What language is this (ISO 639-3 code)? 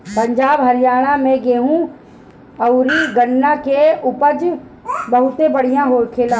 bho